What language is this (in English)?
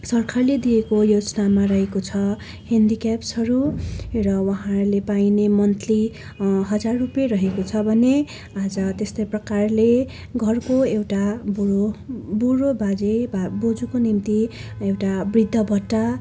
Nepali